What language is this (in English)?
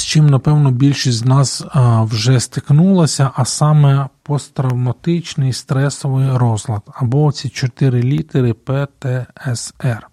Ukrainian